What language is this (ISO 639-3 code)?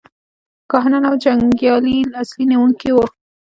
pus